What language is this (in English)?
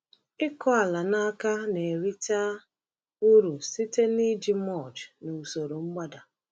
Igbo